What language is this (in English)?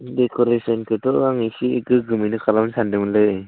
Bodo